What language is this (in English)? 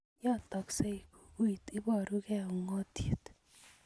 Kalenjin